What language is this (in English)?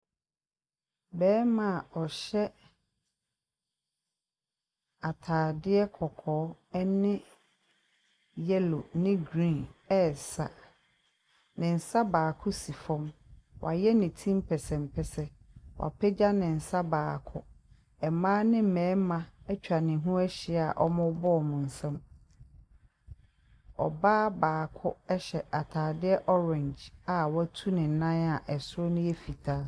Akan